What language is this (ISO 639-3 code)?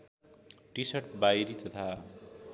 nep